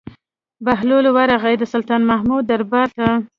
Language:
Pashto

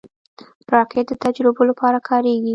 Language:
Pashto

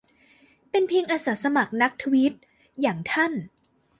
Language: Thai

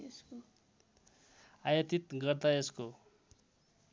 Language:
Nepali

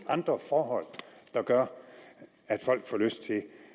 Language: Danish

